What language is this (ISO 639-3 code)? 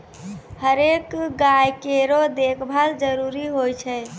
mai